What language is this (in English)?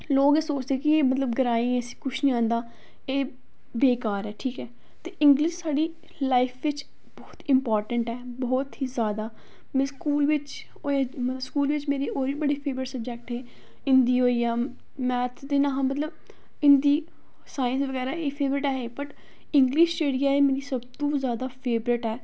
Dogri